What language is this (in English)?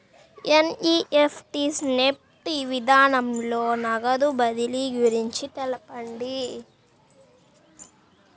Telugu